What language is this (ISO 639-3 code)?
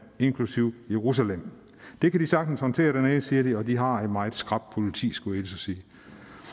dan